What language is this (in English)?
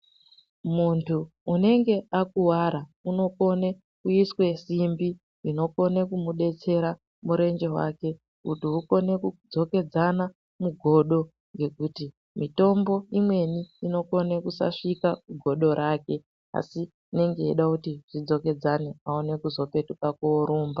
Ndau